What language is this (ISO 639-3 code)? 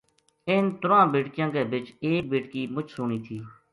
gju